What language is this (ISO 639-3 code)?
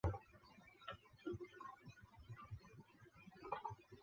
zho